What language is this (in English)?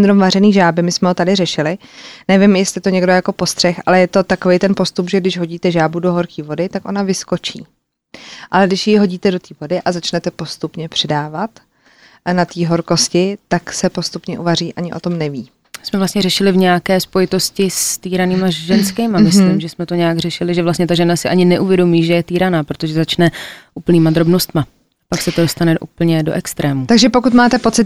Czech